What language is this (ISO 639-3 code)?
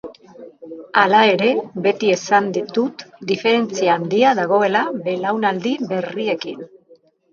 eus